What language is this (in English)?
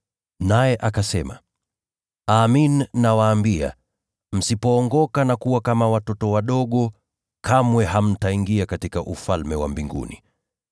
Swahili